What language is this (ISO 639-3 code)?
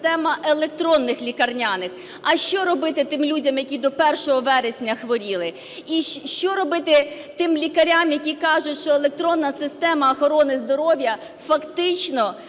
ukr